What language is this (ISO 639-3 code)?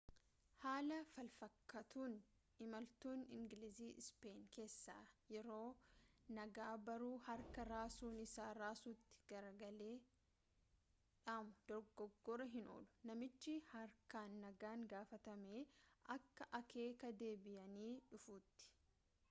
orm